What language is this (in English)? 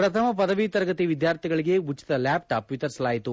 Kannada